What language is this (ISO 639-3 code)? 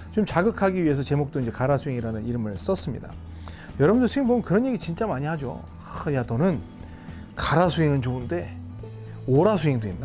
kor